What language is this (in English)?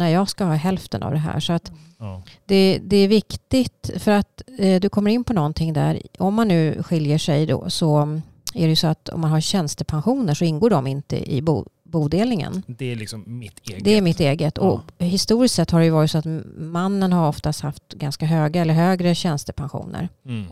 Swedish